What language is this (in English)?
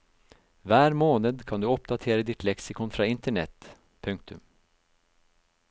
Norwegian